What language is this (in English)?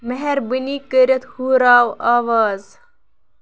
Kashmiri